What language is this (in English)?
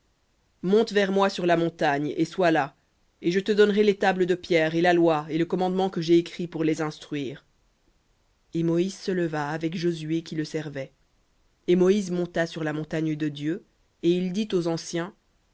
French